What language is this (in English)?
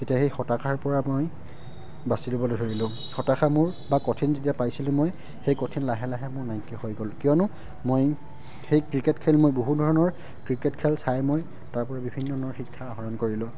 Assamese